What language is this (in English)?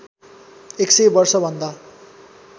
Nepali